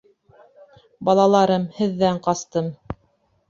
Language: Bashkir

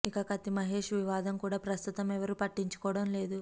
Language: Telugu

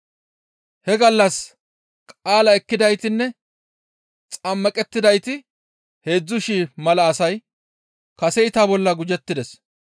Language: Gamo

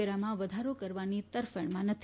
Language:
Gujarati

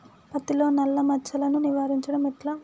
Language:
Telugu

